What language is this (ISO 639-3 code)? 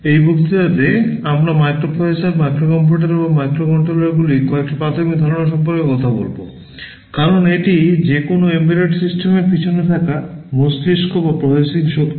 ben